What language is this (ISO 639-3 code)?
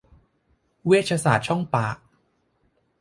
tha